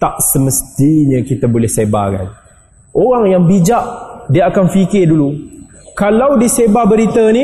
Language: Malay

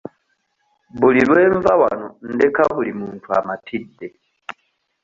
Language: Ganda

